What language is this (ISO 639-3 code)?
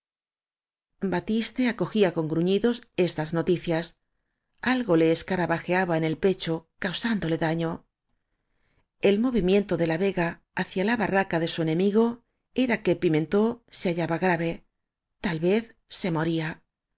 spa